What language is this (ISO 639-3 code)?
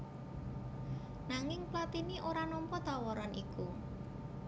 jav